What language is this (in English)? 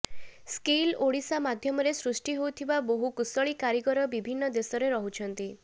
Odia